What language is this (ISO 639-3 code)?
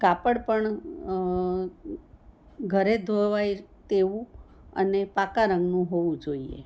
guj